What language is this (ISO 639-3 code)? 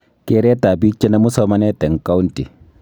kln